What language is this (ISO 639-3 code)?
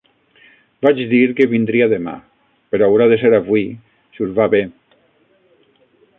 cat